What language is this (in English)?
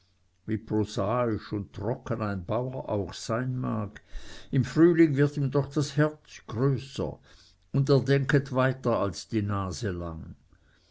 German